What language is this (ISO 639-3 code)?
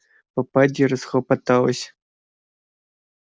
rus